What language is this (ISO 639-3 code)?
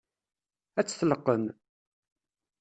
kab